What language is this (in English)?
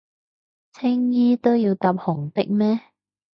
Cantonese